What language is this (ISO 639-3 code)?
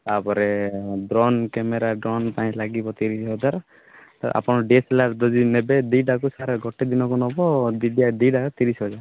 ori